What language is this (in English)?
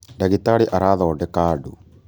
Kikuyu